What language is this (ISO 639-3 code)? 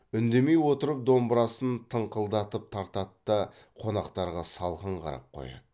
kaz